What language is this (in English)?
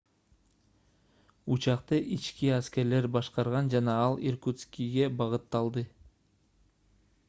Kyrgyz